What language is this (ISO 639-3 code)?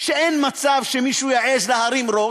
heb